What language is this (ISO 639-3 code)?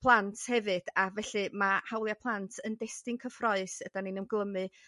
cym